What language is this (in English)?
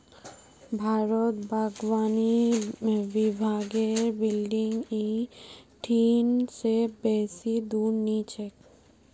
Magahi